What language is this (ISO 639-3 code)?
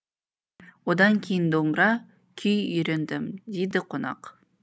kaz